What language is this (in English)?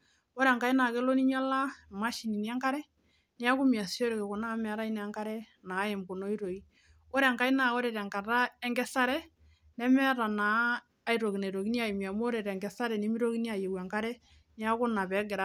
Masai